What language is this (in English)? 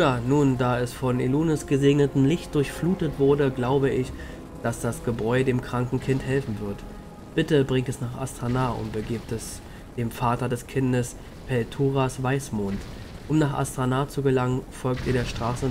German